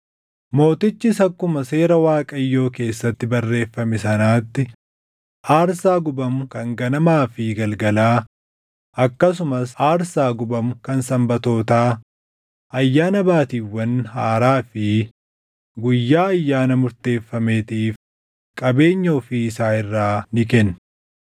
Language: Oromo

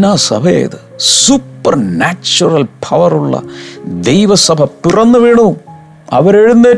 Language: Malayalam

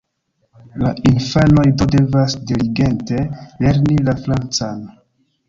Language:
Esperanto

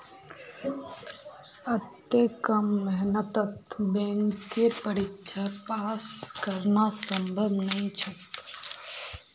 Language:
Magahi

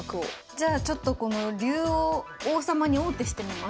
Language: Japanese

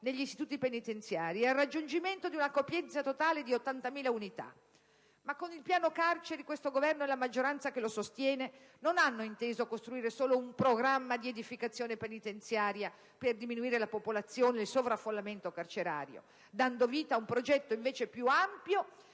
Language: Italian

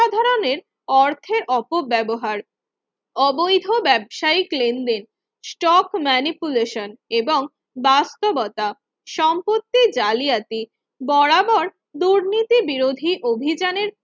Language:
Bangla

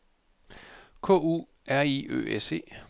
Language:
Danish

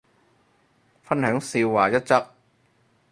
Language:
Cantonese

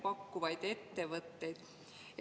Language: Estonian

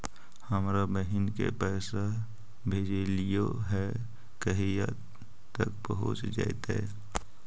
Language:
Magahi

